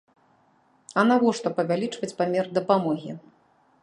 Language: Belarusian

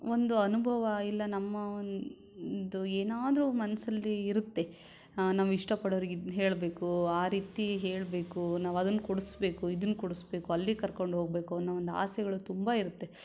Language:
Kannada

